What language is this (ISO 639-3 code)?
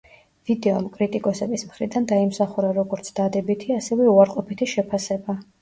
kat